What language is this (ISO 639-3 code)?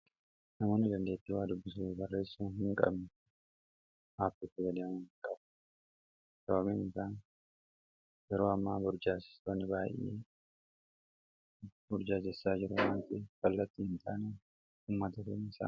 orm